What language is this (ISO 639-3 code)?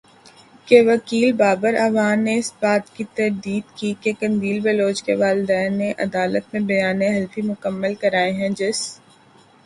urd